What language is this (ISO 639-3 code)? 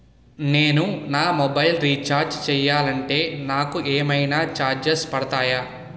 tel